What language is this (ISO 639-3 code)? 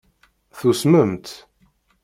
kab